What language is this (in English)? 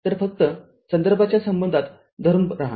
Marathi